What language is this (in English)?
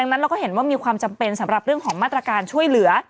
Thai